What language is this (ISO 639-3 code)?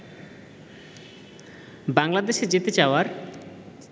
ben